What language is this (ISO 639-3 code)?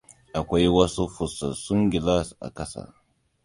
hau